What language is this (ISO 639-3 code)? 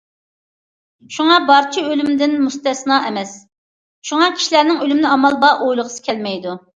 uig